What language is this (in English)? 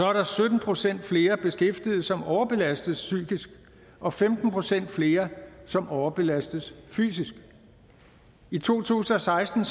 Danish